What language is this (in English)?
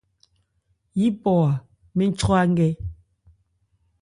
Ebrié